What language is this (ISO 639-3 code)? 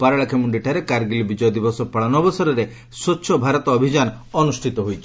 ori